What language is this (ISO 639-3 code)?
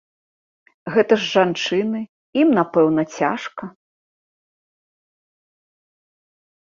bel